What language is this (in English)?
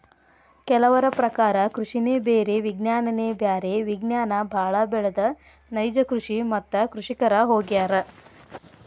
Kannada